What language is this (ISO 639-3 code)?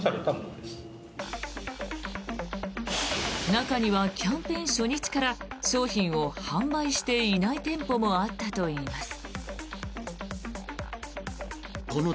jpn